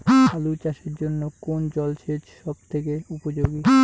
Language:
Bangla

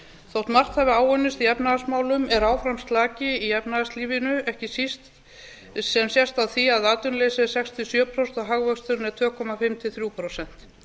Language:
Icelandic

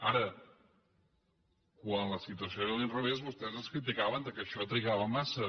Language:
Catalan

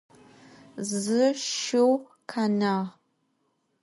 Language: Adyghe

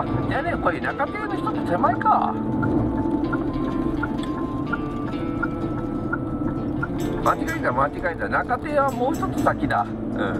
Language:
Japanese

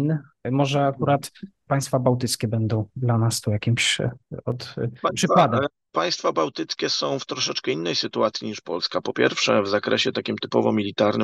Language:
Polish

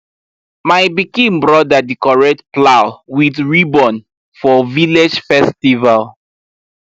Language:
Nigerian Pidgin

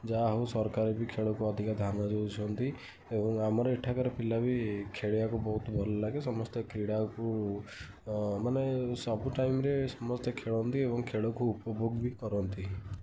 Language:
Odia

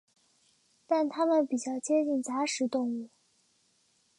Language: Chinese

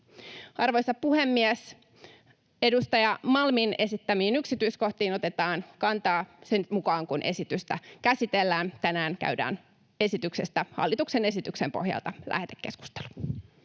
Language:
Finnish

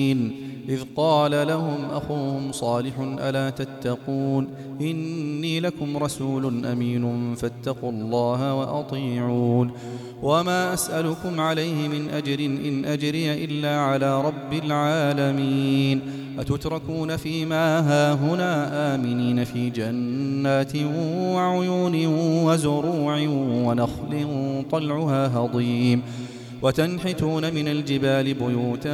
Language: Arabic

